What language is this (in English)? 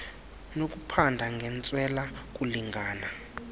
Xhosa